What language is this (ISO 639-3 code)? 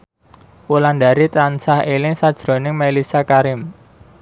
jav